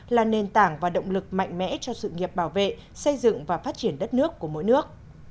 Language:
Vietnamese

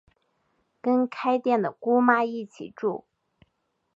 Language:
Chinese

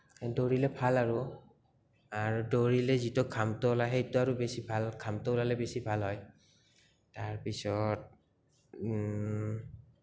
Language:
Assamese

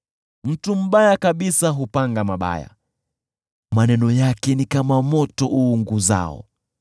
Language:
Swahili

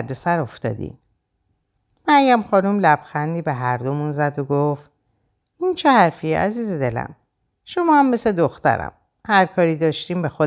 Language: Persian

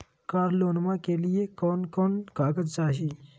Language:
Magahi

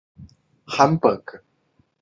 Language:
Chinese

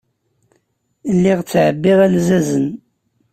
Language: Kabyle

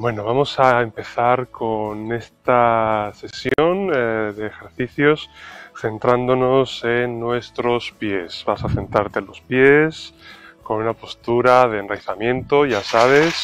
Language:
Spanish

